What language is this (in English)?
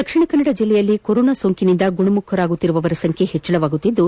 Kannada